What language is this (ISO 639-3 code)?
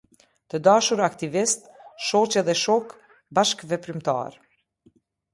sqi